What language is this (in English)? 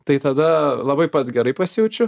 Lithuanian